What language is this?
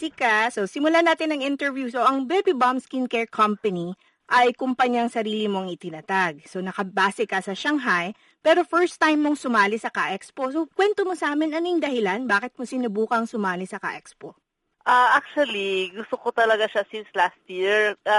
Filipino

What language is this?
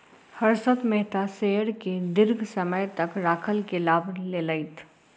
Maithili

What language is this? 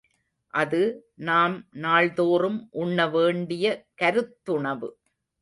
Tamil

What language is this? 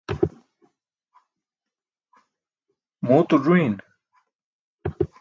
Burushaski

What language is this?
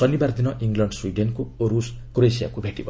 Odia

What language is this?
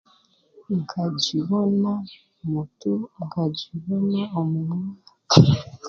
Chiga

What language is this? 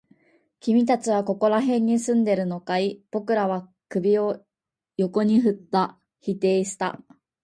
Japanese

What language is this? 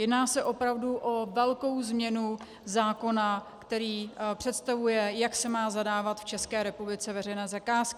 Czech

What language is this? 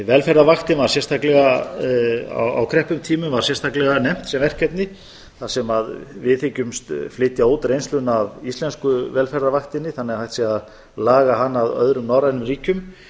Icelandic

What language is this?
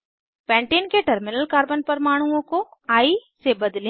Hindi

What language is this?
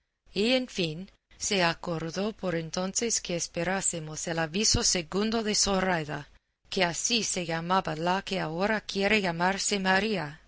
Spanish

